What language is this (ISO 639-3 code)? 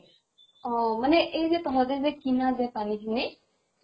asm